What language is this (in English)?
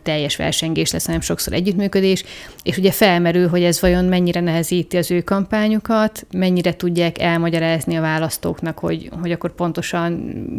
Hungarian